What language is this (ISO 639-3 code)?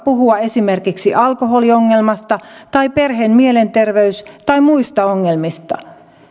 fin